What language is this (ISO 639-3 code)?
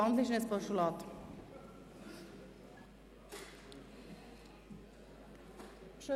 gsw